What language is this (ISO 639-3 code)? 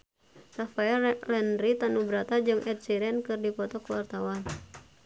sun